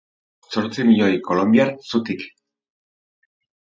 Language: Basque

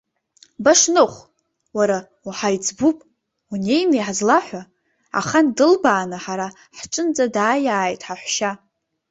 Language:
Abkhazian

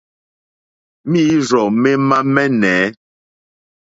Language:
Mokpwe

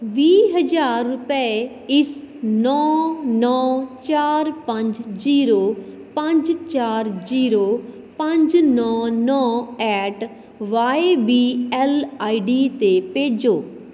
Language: Punjabi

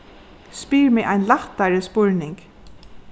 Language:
Faroese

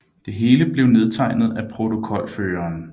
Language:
Danish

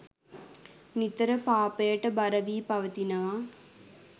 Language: Sinhala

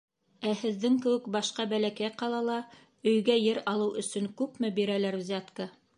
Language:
Bashkir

